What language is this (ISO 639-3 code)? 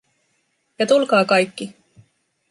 fin